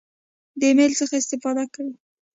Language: Pashto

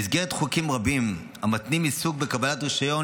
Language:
Hebrew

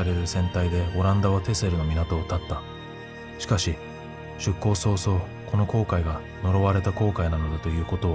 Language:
Japanese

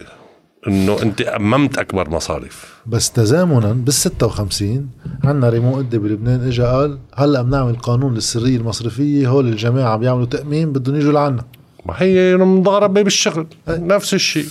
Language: Arabic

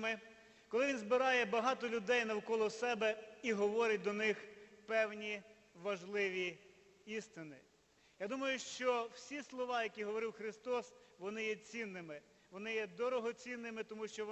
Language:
Ukrainian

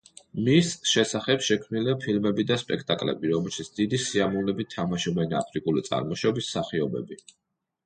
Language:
Georgian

